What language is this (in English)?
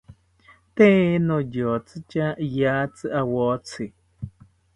South Ucayali Ashéninka